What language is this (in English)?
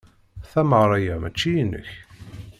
Kabyle